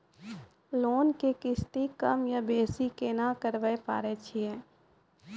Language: Maithili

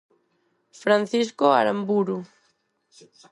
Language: Galician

